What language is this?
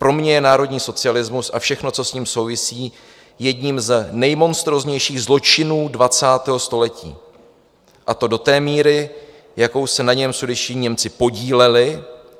Czech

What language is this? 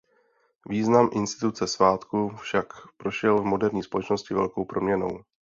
Czech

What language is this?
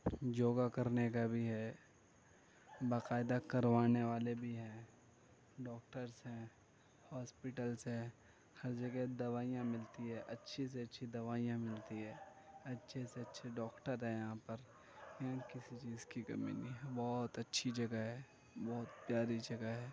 Urdu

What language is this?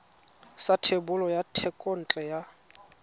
Tswana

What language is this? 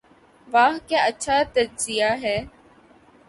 Urdu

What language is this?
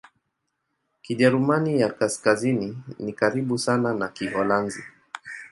Swahili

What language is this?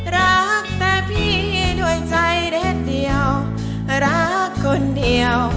Thai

